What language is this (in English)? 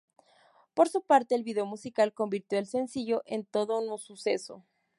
Spanish